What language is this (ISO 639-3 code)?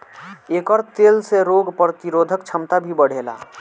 bho